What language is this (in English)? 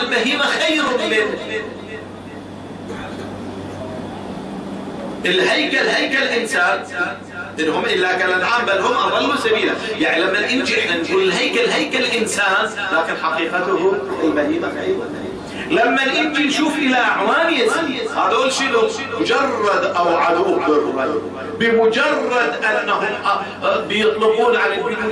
Arabic